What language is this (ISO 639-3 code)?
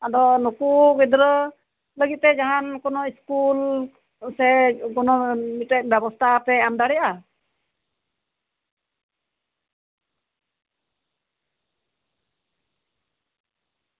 sat